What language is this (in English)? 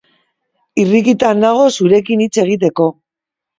Basque